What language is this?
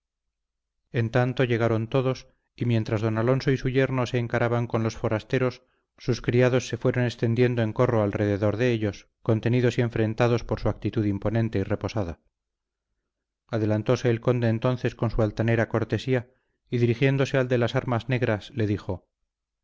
Spanish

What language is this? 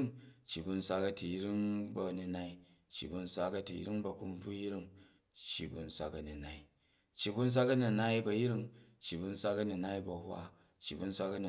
Jju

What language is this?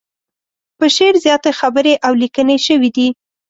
Pashto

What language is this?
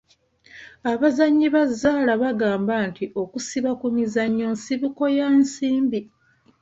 Ganda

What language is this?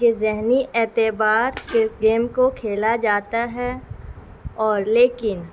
Urdu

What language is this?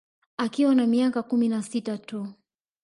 Swahili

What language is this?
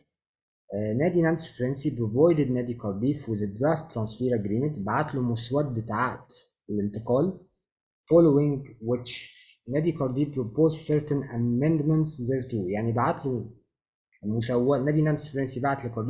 Arabic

